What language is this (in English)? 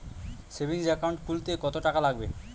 Bangla